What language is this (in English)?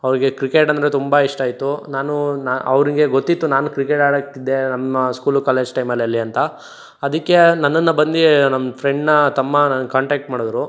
Kannada